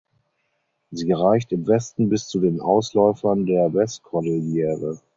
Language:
German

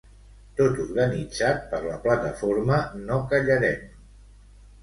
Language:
Catalan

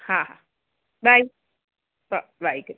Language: Sindhi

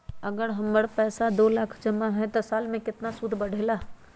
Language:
Magahi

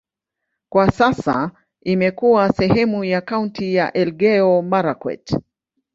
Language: Swahili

